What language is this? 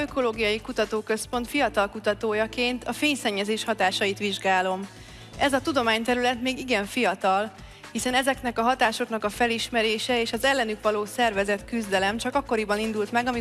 Hungarian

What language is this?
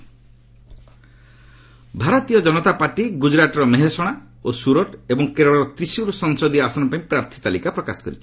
Odia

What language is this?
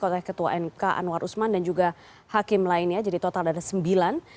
Indonesian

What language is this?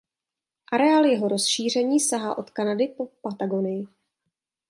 Czech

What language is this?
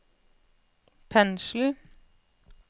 Norwegian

